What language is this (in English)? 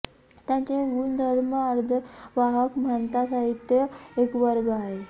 Marathi